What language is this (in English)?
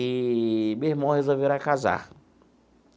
Portuguese